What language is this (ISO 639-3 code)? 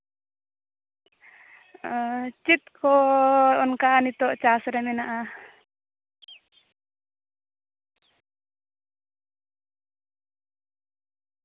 sat